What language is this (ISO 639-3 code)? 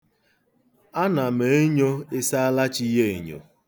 ibo